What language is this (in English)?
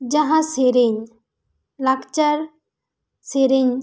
Santali